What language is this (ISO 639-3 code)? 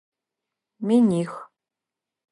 ady